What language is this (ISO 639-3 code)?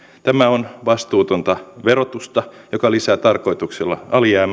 fin